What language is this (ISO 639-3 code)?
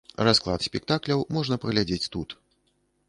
bel